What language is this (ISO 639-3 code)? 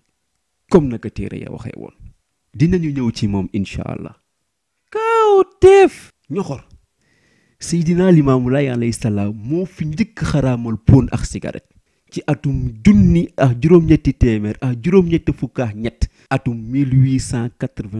ara